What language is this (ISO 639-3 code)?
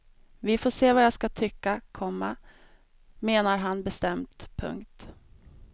swe